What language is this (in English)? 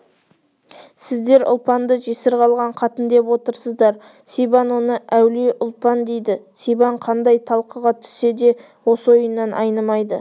Kazakh